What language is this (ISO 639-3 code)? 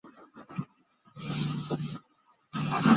zho